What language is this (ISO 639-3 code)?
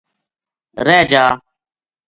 gju